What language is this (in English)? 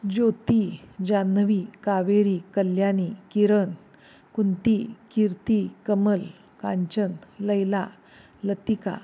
Marathi